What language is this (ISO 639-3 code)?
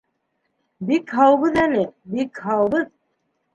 bak